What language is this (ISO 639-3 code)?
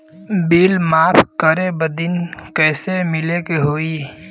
bho